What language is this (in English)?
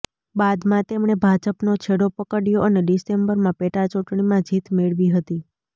Gujarati